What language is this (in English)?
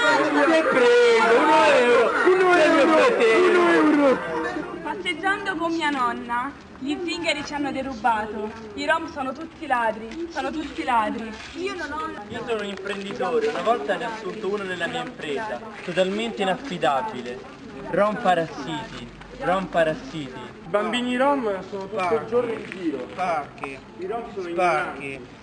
Italian